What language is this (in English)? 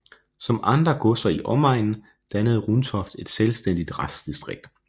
Danish